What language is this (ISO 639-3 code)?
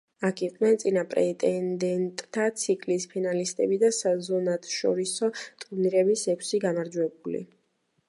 kat